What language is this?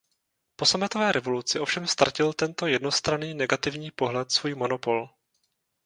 Czech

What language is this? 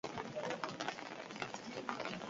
Basque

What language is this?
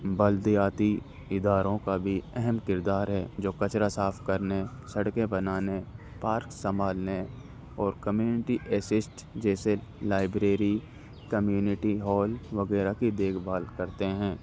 Urdu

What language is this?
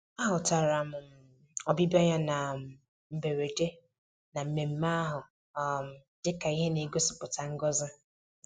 Igbo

